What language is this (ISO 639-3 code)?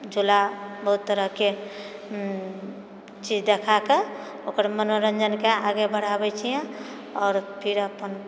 mai